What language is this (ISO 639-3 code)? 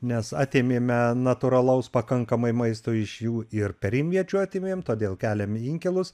lit